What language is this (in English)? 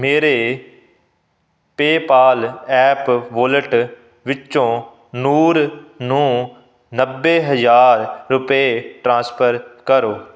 Punjabi